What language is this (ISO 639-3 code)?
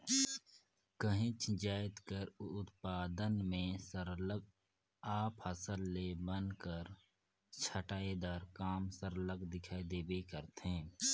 hne